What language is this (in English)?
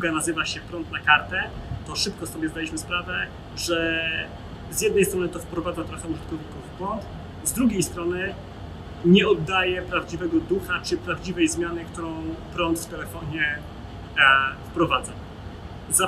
Polish